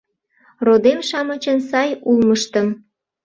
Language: Mari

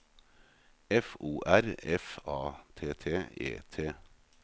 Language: Norwegian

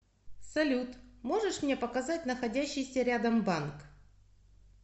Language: Russian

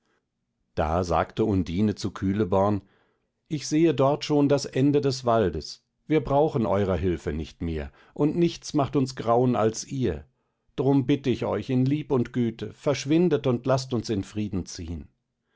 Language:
German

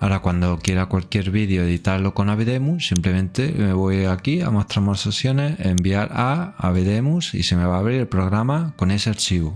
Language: Spanish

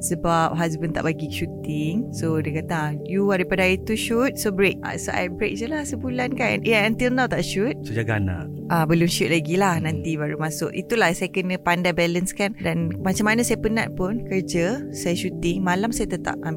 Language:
Malay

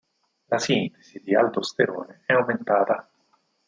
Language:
Italian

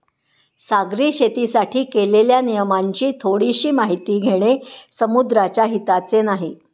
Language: Marathi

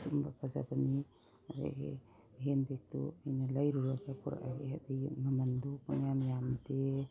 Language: Manipuri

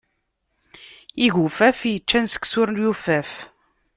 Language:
Kabyle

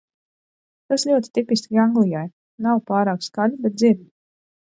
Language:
Latvian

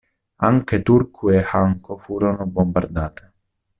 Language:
Italian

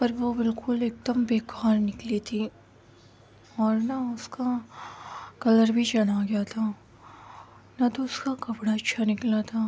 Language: Urdu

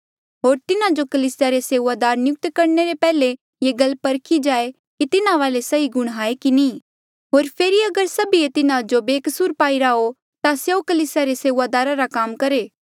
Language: Mandeali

